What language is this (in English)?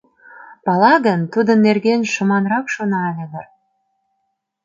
Mari